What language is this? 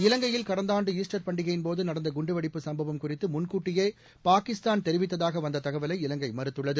Tamil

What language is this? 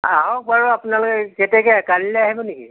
Assamese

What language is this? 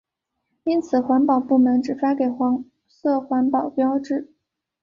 Chinese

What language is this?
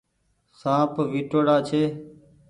Goaria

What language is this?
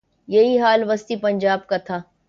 Urdu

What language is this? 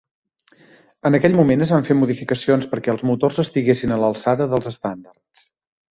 Catalan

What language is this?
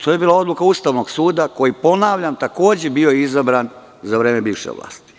Serbian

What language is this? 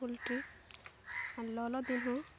Santali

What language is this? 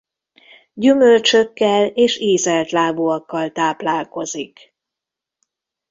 Hungarian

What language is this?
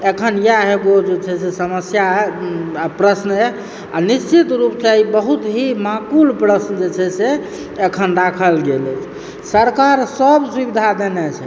Maithili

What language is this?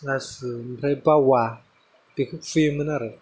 Bodo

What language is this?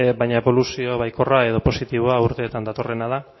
Basque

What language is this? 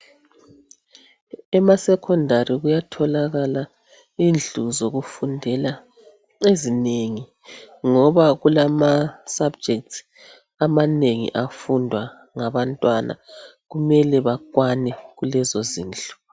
North Ndebele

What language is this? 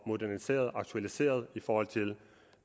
Danish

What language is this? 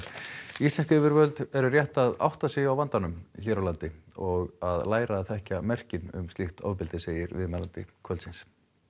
Icelandic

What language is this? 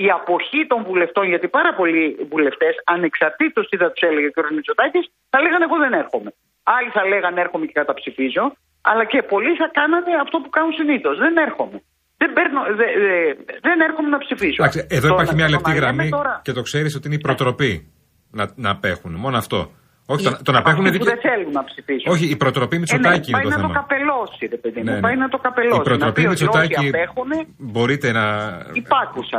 Greek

